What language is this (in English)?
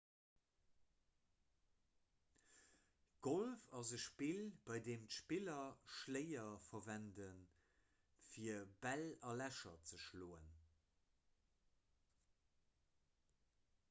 Luxembourgish